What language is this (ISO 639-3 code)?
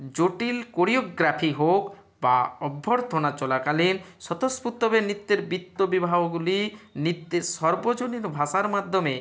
ben